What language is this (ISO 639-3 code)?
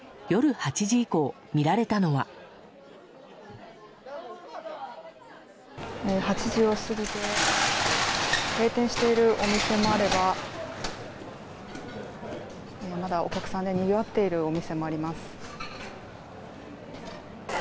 jpn